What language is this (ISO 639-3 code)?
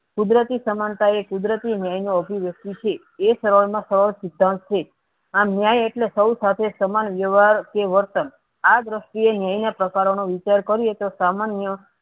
guj